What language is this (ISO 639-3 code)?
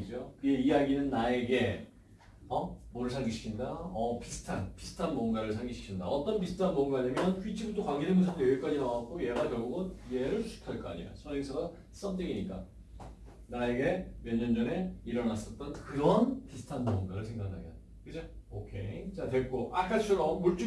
kor